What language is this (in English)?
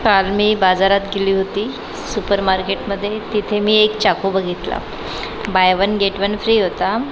Marathi